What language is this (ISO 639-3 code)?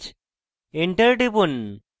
ben